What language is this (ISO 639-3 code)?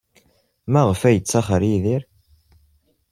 kab